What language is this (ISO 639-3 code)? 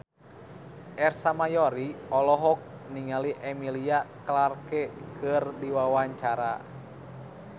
sun